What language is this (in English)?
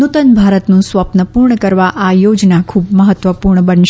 Gujarati